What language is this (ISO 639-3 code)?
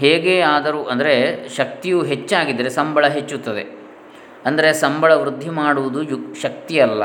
kan